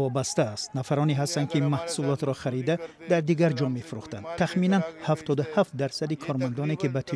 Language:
Persian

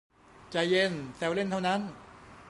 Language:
Thai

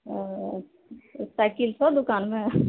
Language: Maithili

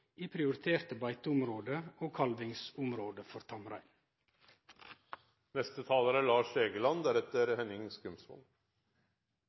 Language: Norwegian Nynorsk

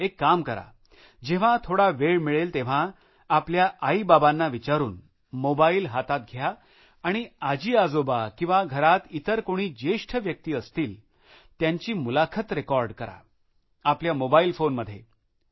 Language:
Marathi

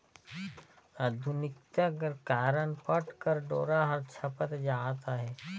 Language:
Chhattisgarhi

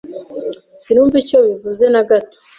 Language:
Kinyarwanda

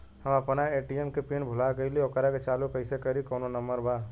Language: Bhojpuri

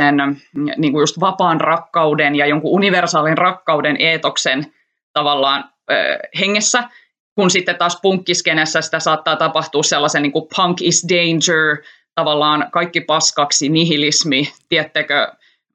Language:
Finnish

